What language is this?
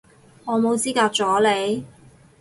Cantonese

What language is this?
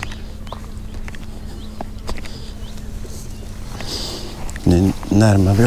Swedish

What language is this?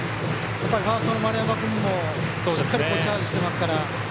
Japanese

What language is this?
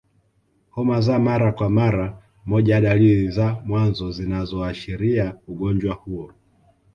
Swahili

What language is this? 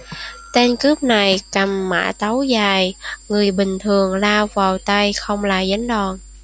Vietnamese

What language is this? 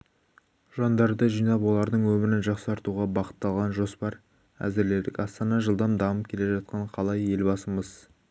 Kazakh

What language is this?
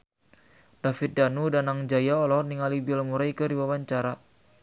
Sundanese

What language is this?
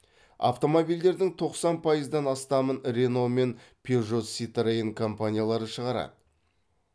Kazakh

